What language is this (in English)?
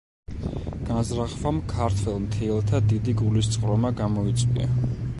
Georgian